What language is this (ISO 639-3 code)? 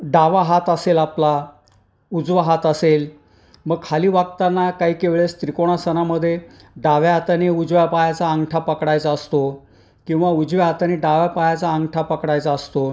mar